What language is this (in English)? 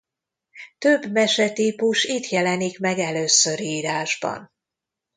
Hungarian